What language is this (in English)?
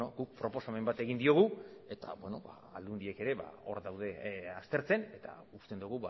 Basque